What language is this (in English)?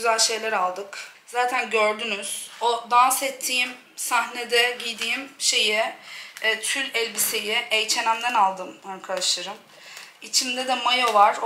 Turkish